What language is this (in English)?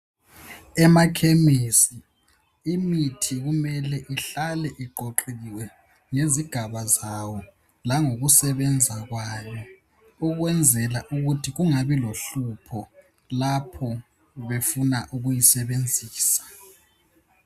North Ndebele